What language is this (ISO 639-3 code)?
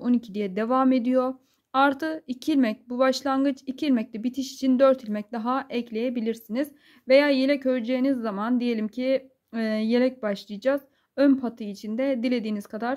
tur